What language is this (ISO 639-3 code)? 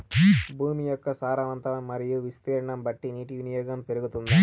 tel